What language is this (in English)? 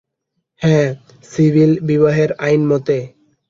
Bangla